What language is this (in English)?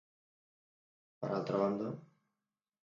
Catalan